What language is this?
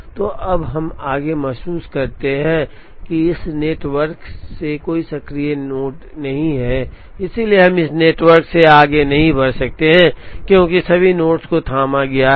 Hindi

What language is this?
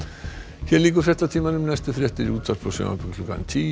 Icelandic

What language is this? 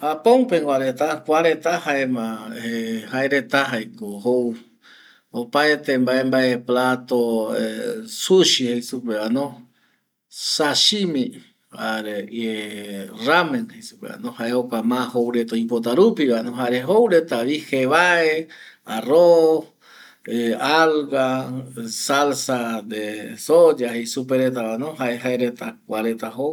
Eastern Bolivian Guaraní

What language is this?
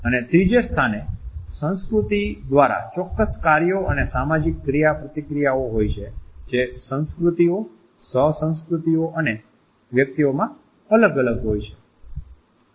Gujarati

